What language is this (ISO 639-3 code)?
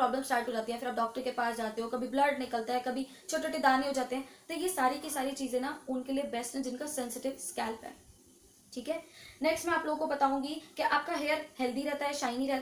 hin